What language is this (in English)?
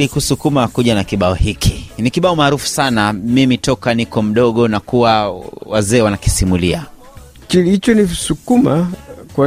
Swahili